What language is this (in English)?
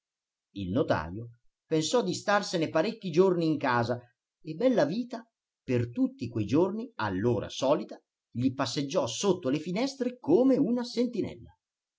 Italian